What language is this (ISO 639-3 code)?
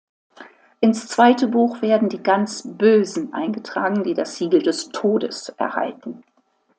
deu